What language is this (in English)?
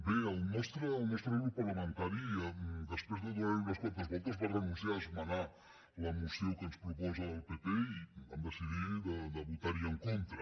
Catalan